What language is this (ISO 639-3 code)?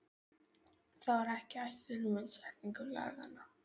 isl